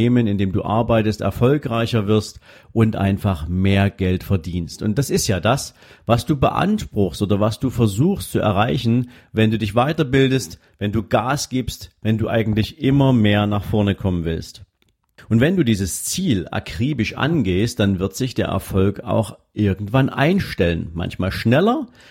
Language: German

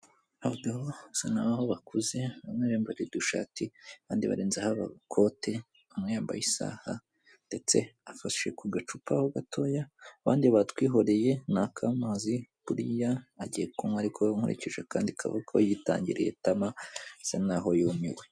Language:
Kinyarwanda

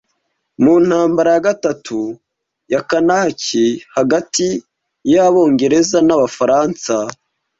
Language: Kinyarwanda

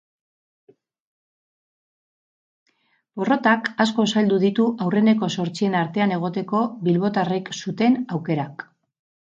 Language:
Basque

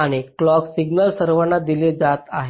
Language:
Marathi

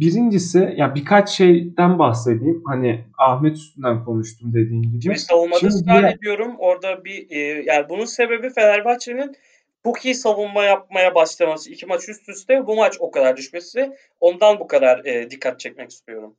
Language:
Turkish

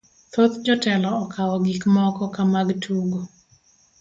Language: Luo (Kenya and Tanzania)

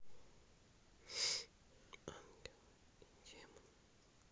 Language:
Russian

